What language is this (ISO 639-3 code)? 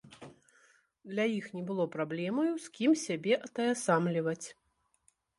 bel